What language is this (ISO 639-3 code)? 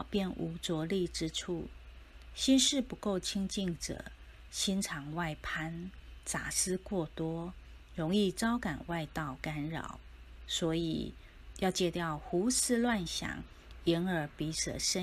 zho